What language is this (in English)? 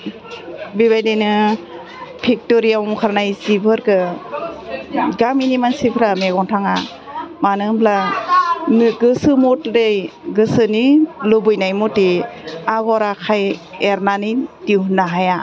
Bodo